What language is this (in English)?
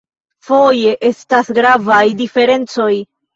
Esperanto